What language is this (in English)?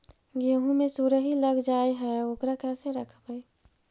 Magahi